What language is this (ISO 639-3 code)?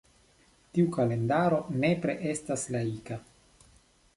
epo